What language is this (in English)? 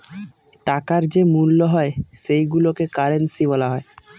Bangla